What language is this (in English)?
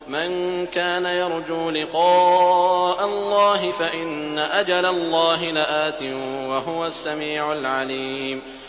Arabic